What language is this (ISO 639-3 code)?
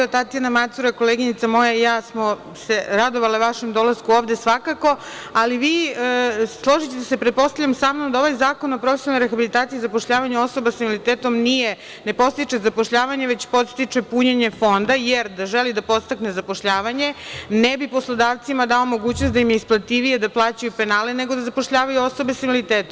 srp